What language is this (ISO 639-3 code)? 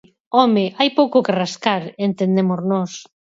glg